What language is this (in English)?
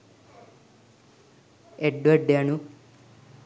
Sinhala